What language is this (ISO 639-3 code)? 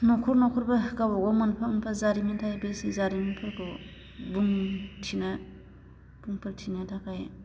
brx